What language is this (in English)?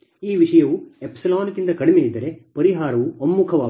Kannada